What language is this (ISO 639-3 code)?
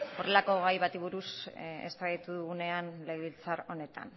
eus